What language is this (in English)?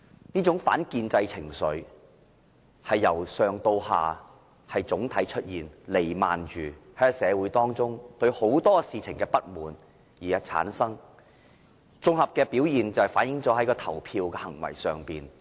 Cantonese